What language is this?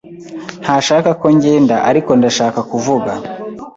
Kinyarwanda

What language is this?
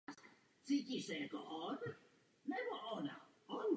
Czech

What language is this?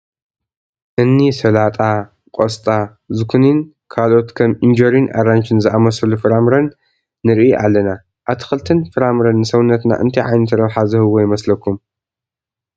Tigrinya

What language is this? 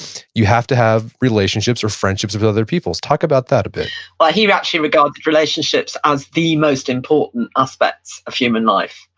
English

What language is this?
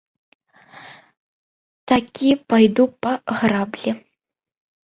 Belarusian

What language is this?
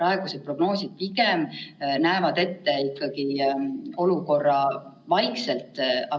Estonian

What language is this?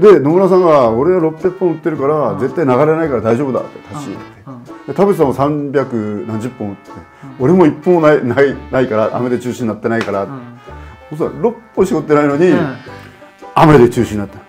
Japanese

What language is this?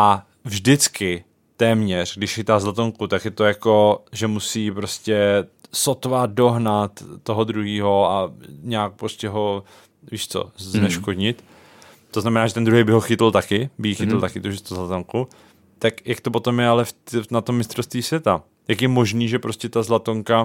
Czech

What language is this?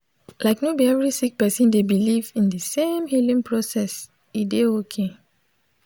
Nigerian Pidgin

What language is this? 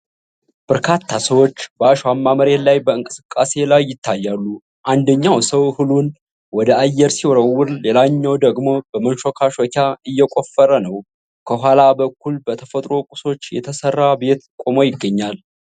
Amharic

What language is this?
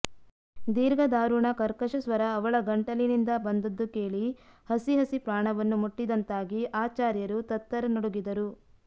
Kannada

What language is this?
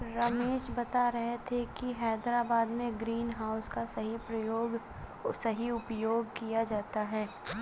Hindi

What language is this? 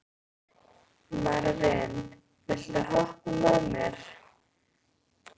Icelandic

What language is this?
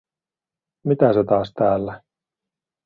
Finnish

